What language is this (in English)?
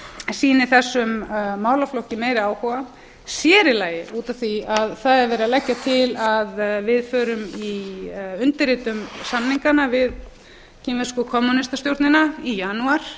Icelandic